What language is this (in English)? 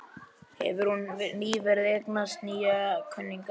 Icelandic